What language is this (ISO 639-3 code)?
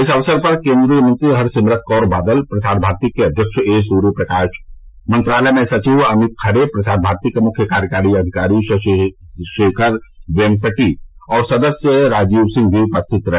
hin